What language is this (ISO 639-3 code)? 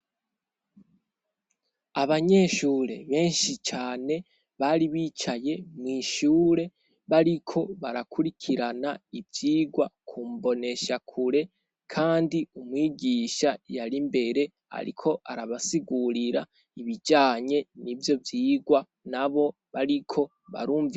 run